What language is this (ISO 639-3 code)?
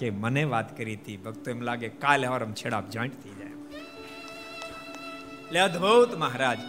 guj